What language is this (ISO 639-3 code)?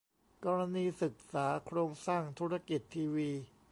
tha